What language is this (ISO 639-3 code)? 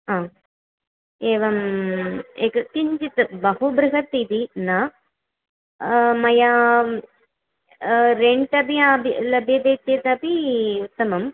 san